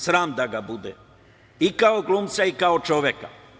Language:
Serbian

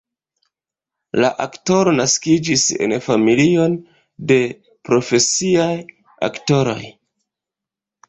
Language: Esperanto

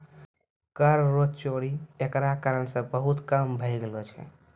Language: Maithili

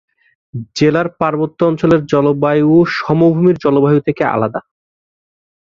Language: Bangla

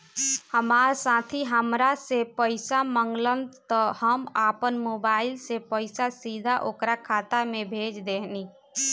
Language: Bhojpuri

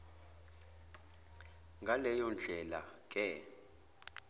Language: Zulu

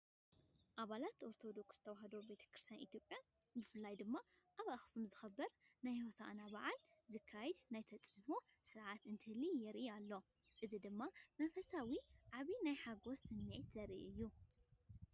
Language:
Tigrinya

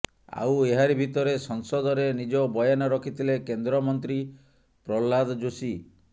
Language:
Odia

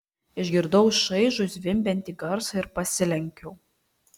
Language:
Lithuanian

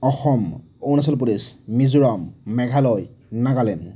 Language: Assamese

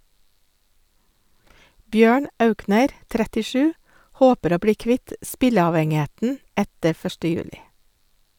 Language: Norwegian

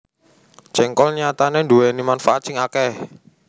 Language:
Javanese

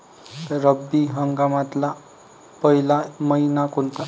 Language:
Marathi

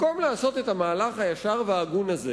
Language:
Hebrew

